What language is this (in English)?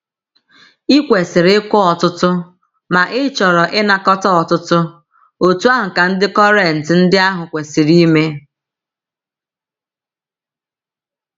Igbo